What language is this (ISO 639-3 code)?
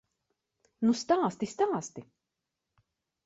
lav